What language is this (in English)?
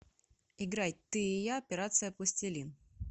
Russian